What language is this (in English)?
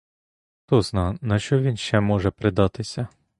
Ukrainian